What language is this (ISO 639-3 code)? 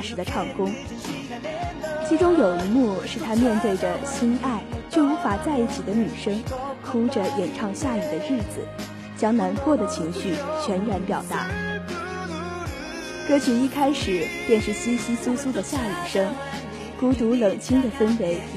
zho